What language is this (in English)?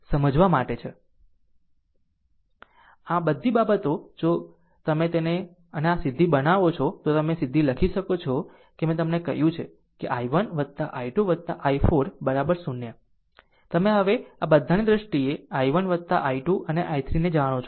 Gujarati